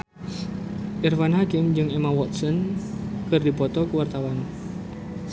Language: Sundanese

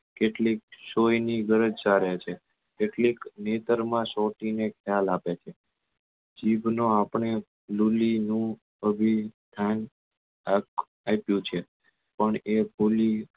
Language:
Gujarati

